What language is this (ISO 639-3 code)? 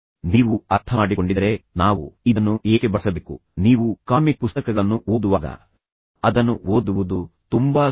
kan